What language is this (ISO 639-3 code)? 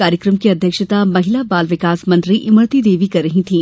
hin